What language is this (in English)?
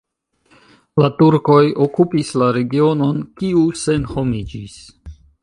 Esperanto